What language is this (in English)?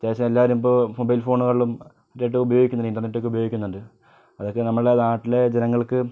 Malayalam